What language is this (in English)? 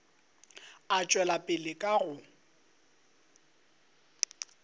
Northern Sotho